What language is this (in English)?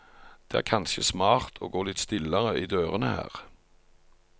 Norwegian